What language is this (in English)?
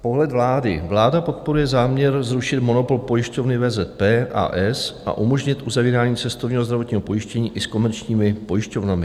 Czech